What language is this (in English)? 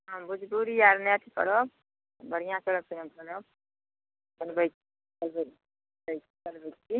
Maithili